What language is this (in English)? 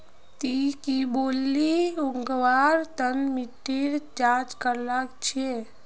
Magahi